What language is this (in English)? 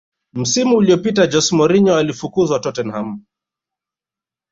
Swahili